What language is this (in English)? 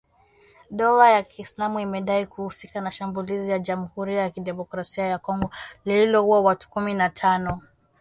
Swahili